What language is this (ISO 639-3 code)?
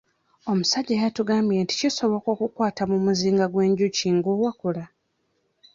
lug